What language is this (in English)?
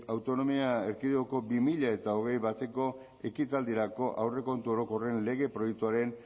Basque